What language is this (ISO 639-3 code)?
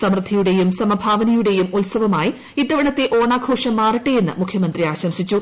mal